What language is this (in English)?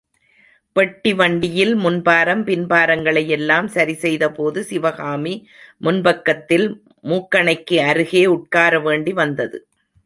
Tamil